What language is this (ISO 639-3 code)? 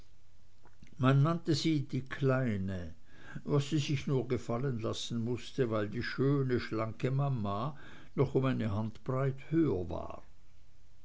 deu